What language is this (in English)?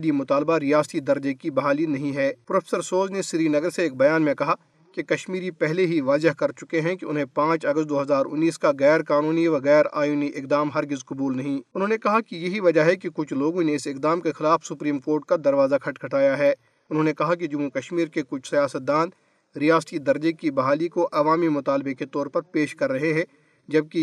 Urdu